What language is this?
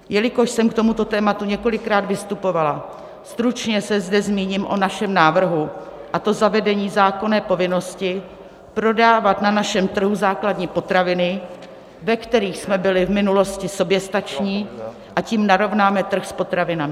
Czech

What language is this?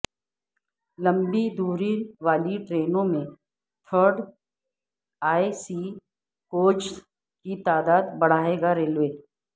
Urdu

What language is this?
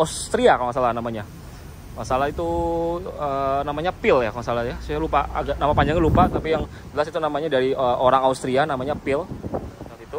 Indonesian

